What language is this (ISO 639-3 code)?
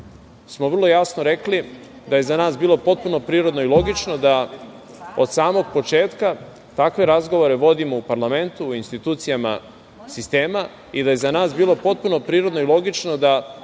srp